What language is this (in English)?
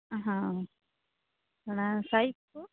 Santali